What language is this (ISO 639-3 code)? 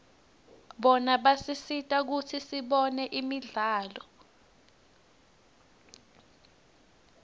ssw